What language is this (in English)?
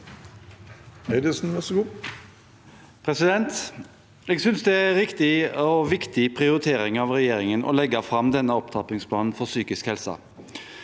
Norwegian